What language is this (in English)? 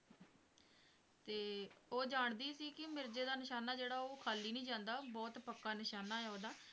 Punjabi